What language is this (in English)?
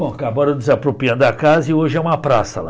Portuguese